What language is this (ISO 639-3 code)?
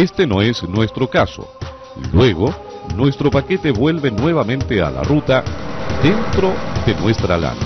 spa